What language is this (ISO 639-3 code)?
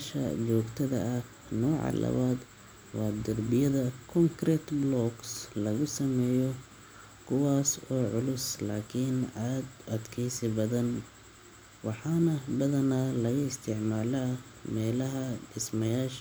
som